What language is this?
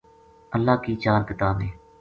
Gujari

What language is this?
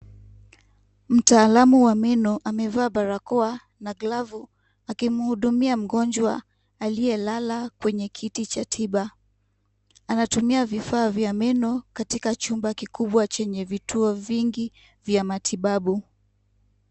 Swahili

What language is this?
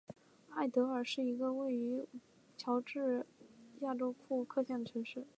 Chinese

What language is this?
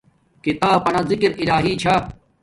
Domaaki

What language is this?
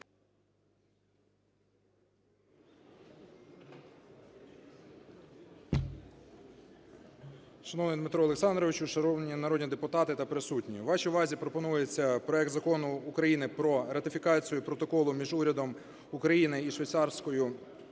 Ukrainian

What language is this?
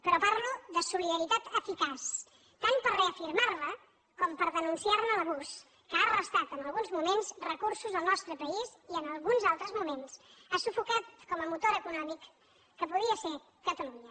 Catalan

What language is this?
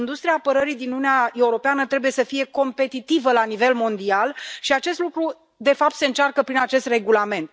Romanian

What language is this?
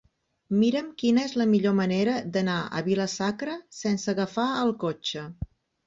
Catalan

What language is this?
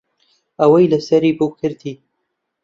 Central Kurdish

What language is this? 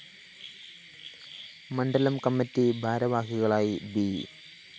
Malayalam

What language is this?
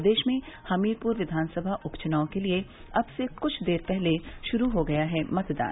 Hindi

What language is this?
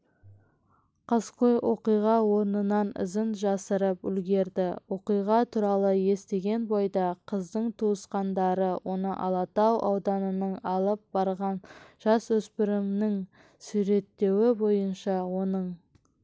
Kazakh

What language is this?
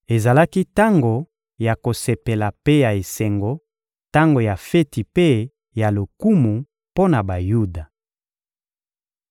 Lingala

